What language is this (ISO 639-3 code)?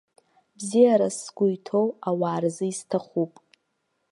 abk